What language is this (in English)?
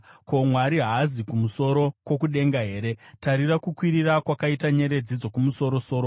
Shona